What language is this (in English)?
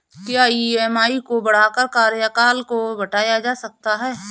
Hindi